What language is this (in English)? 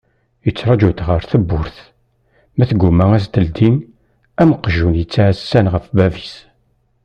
Kabyle